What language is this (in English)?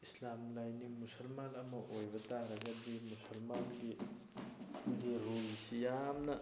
Manipuri